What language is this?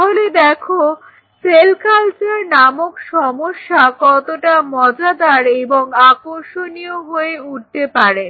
Bangla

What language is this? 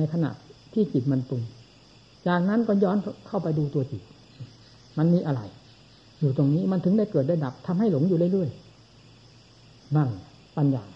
Thai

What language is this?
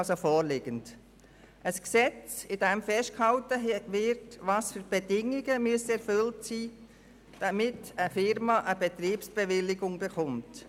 Swiss German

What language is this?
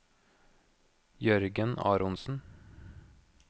Norwegian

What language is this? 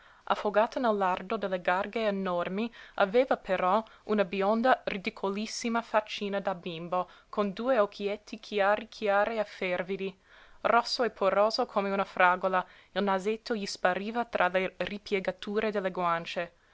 Italian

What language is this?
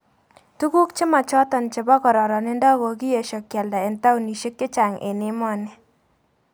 Kalenjin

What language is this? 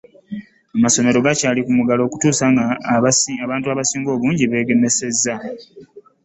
Ganda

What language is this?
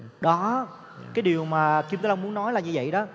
Vietnamese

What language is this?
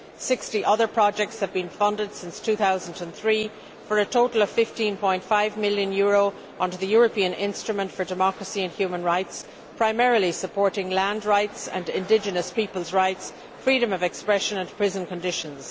English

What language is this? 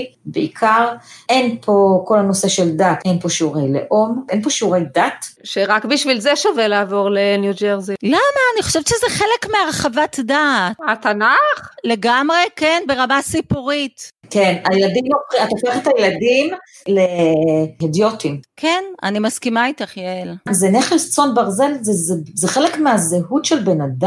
Hebrew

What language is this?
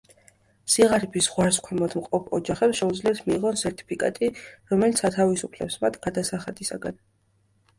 Georgian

